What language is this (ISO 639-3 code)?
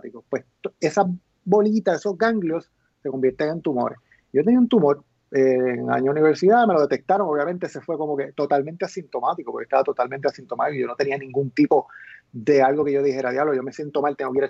spa